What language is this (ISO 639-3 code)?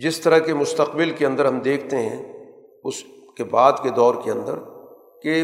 urd